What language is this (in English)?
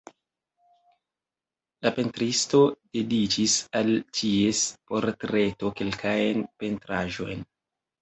Esperanto